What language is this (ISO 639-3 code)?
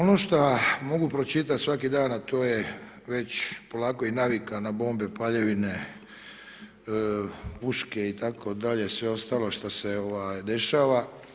hrv